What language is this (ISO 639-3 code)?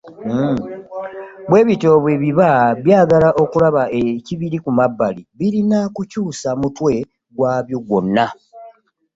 lug